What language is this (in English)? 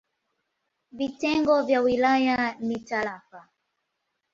Swahili